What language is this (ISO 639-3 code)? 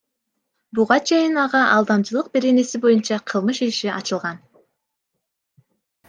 kir